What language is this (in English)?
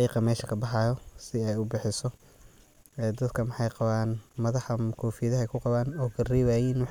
Somali